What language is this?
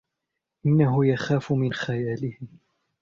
Arabic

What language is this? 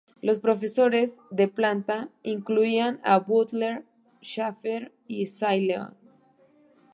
Spanish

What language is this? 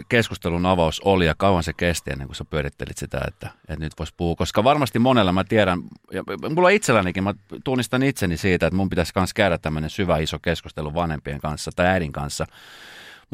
Finnish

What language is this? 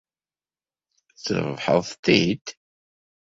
Kabyle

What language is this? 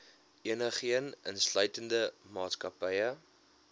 Afrikaans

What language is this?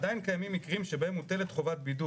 Hebrew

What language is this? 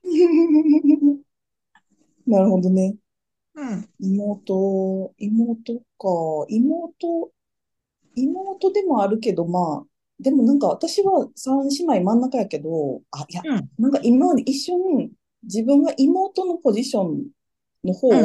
Japanese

